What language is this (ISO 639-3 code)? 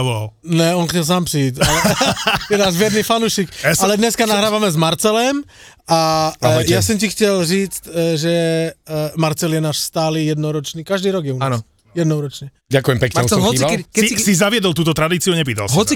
slk